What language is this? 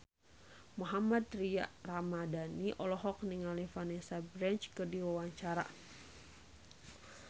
Sundanese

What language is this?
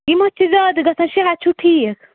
Kashmiri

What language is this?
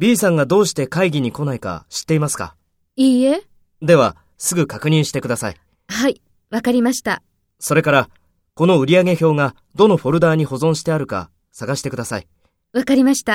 Japanese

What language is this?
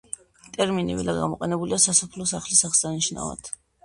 Georgian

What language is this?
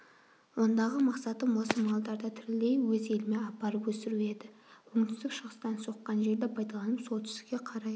Kazakh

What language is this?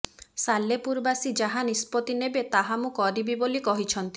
Odia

